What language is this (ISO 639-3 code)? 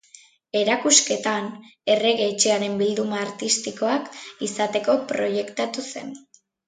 eus